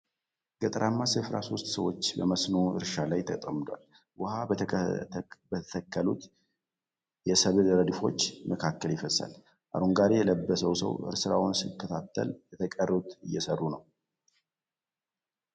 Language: Amharic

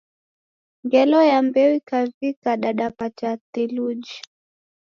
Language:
Taita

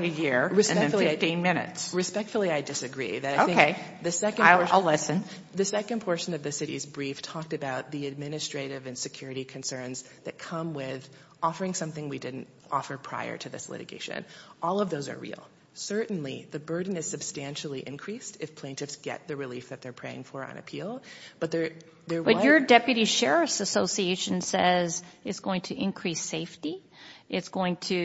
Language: English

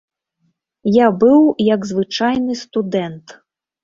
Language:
Belarusian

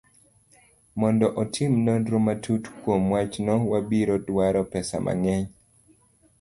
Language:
Luo (Kenya and Tanzania)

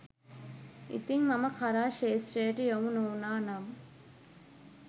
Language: Sinhala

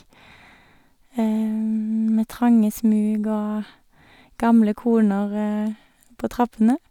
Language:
Norwegian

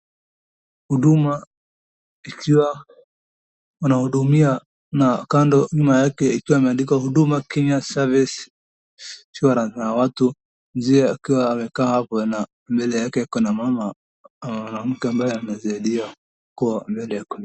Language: Swahili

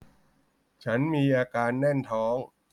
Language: Thai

